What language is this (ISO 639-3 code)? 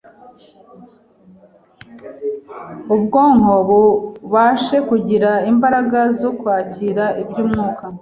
kin